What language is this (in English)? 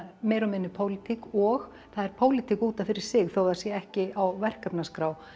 Icelandic